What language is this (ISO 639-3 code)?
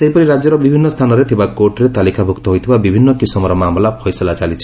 ori